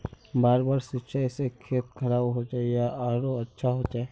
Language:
Magahi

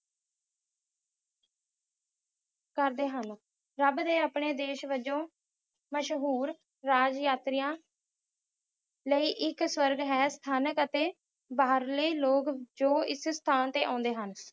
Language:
Punjabi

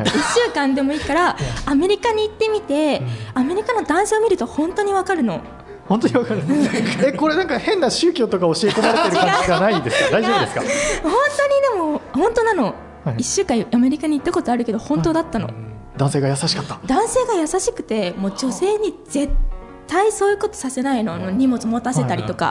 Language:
Japanese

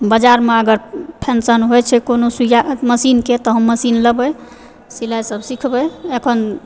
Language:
Maithili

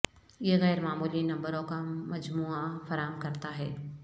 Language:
Urdu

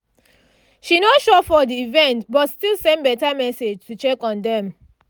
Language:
Nigerian Pidgin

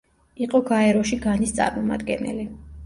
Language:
Georgian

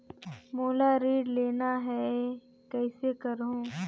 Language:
Chhattisgarhi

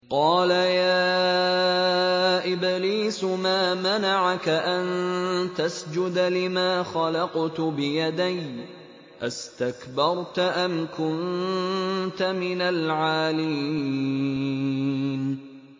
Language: Arabic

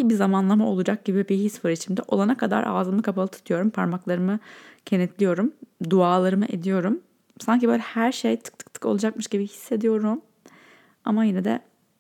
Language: Turkish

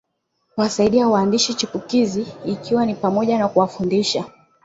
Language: Swahili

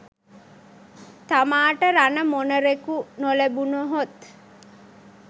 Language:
Sinhala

